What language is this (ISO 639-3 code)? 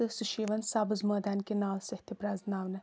kas